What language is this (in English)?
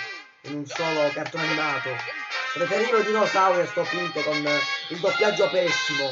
Italian